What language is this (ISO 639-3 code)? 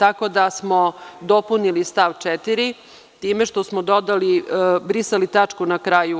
srp